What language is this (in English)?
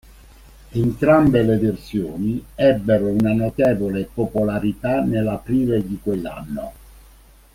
Italian